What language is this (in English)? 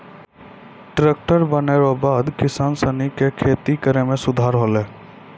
Maithili